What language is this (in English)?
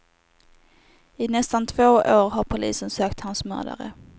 Swedish